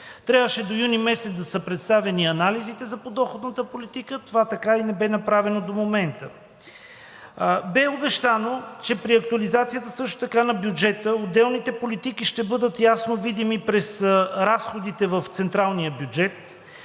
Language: Bulgarian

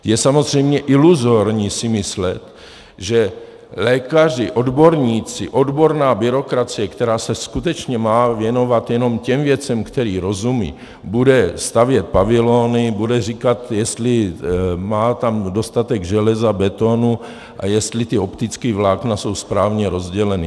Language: Czech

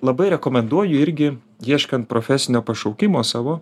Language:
Lithuanian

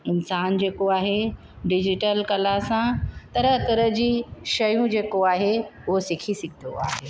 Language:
Sindhi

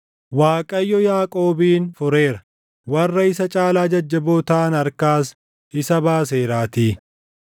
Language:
Oromo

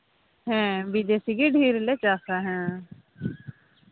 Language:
Santali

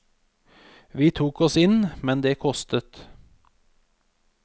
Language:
Norwegian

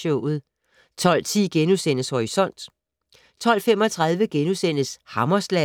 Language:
Danish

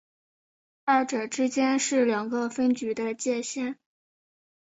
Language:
Chinese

